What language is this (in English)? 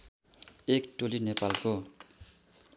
Nepali